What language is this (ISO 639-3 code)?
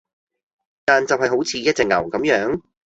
yue